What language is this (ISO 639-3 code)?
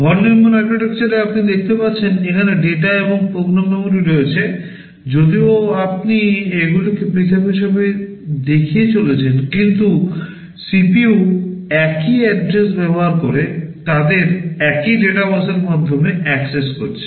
ben